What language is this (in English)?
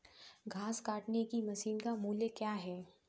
Hindi